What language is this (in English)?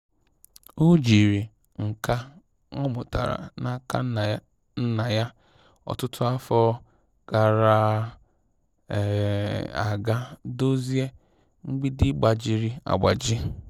Igbo